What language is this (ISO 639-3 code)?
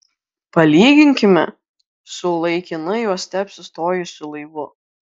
lit